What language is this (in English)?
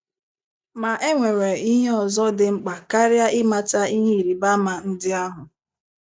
Igbo